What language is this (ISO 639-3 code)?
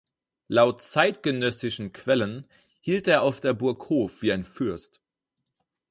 deu